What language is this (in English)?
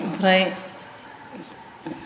Bodo